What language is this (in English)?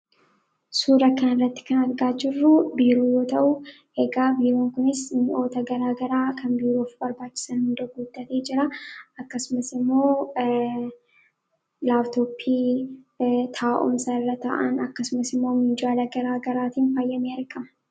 Oromo